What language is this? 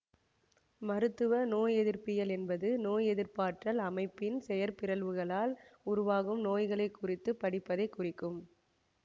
Tamil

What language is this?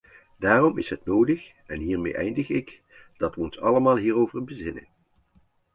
Dutch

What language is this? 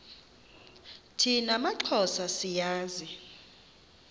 Xhosa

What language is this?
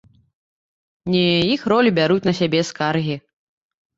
Belarusian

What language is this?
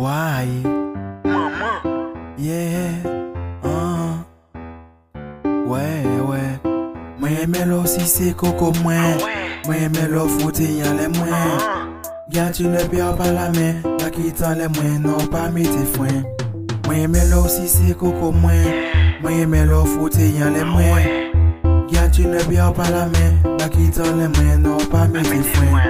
French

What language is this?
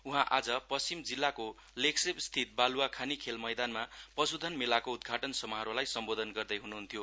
Nepali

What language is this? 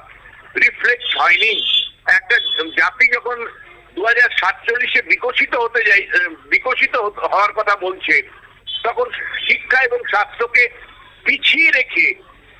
Bangla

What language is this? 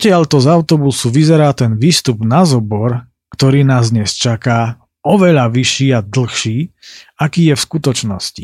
Slovak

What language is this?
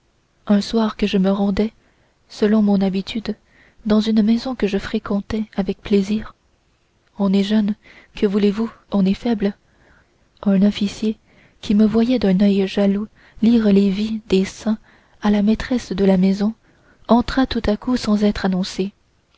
French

